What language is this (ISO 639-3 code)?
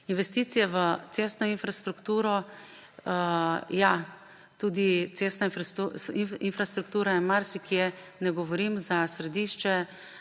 slv